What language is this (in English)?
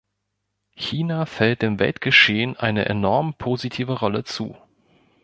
German